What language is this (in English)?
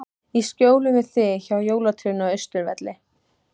Icelandic